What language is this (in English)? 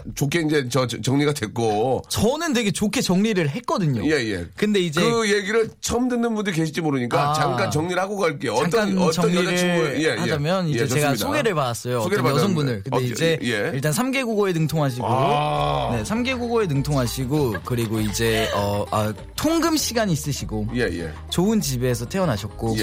Korean